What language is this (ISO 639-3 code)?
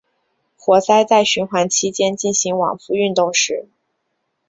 zho